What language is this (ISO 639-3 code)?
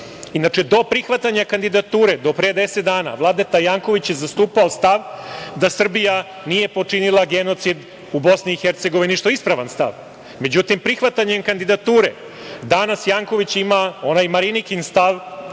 srp